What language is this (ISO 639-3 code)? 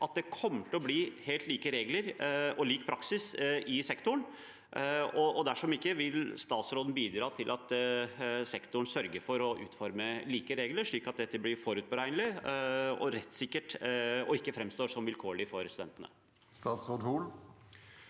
nor